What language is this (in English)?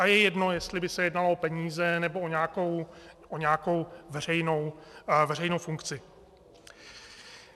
Czech